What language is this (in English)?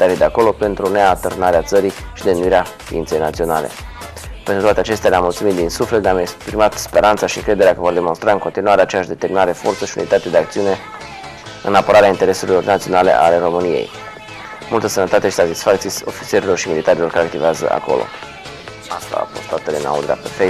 Romanian